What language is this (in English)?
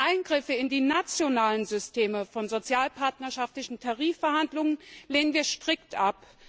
German